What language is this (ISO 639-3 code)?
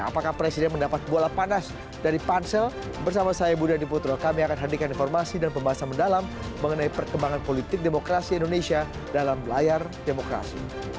ind